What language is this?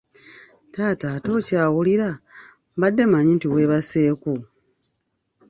Ganda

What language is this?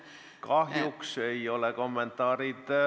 Estonian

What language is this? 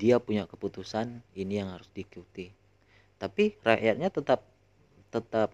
Indonesian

